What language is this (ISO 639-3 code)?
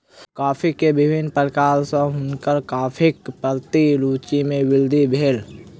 mai